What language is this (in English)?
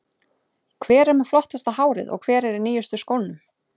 Icelandic